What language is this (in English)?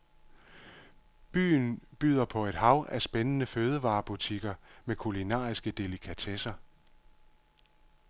Danish